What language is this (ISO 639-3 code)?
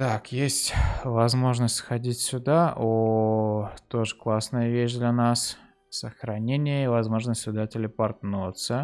rus